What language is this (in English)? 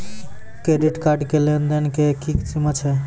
Maithili